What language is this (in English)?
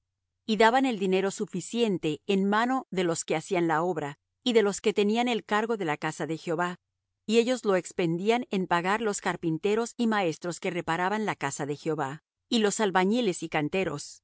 Spanish